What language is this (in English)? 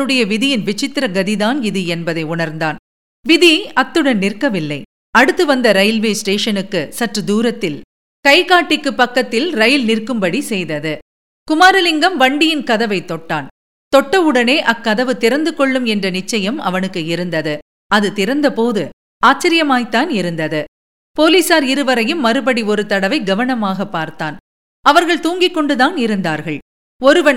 Tamil